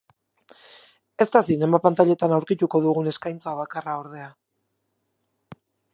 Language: Basque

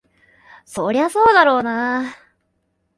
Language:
Japanese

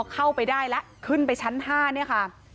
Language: Thai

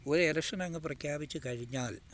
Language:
Malayalam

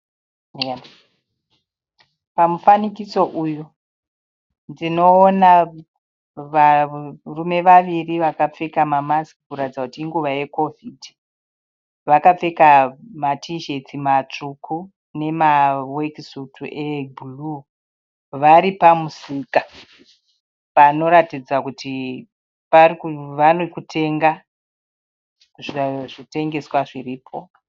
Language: Shona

